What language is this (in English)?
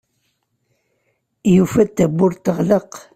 Kabyle